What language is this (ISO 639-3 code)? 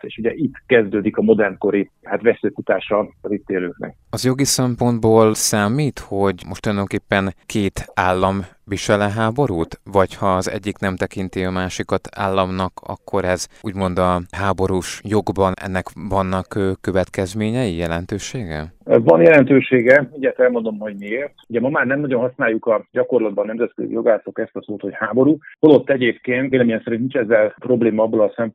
hun